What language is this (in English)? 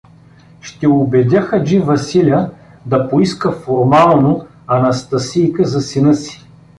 Bulgarian